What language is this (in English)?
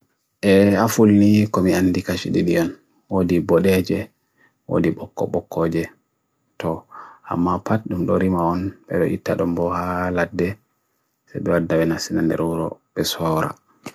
Bagirmi Fulfulde